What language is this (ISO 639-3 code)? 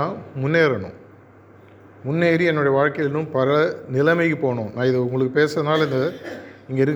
tam